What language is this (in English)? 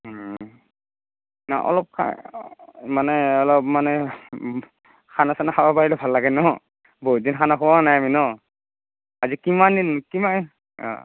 Assamese